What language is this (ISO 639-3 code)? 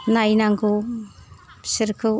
brx